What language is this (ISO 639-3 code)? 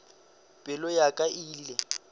nso